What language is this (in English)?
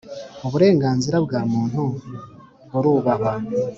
Kinyarwanda